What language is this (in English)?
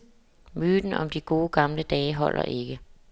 Danish